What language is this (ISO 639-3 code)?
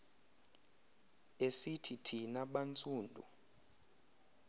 xho